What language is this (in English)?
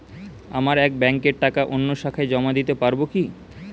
Bangla